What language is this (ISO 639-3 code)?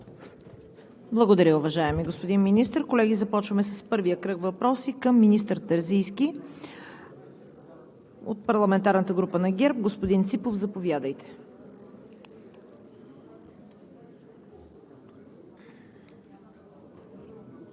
bul